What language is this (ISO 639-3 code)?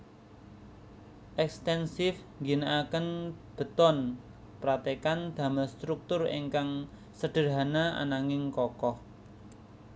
jav